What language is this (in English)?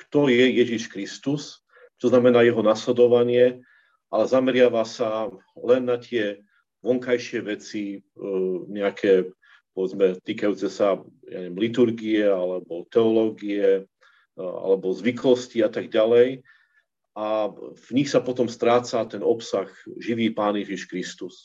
Slovak